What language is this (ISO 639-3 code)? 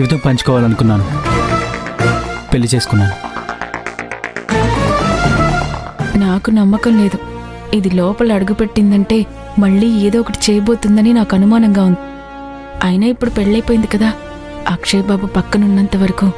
tel